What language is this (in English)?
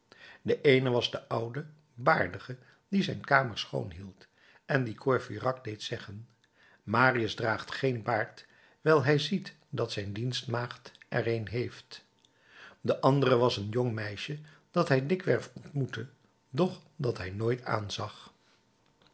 Dutch